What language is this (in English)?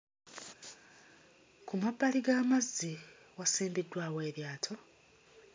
Ganda